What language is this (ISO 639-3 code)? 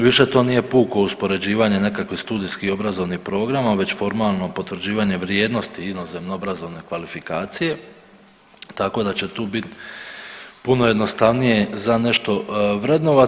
hrv